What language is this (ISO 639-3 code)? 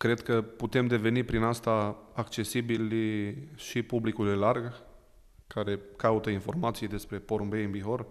ron